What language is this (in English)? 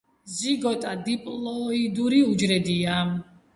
Georgian